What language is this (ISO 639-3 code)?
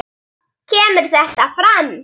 isl